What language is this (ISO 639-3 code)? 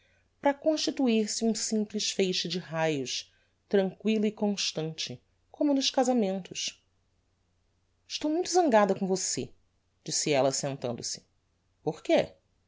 por